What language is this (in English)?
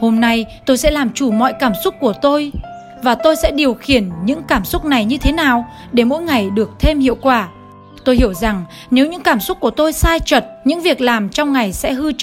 Vietnamese